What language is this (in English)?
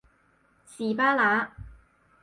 Cantonese